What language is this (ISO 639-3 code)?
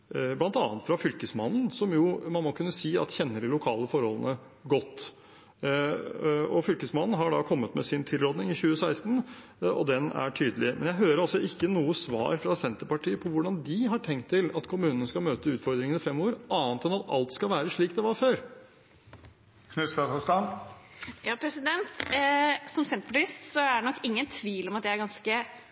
nob